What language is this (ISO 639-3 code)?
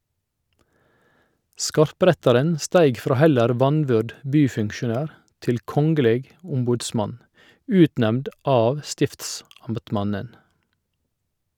nor